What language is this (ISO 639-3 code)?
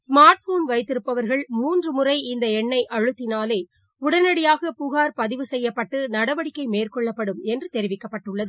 tam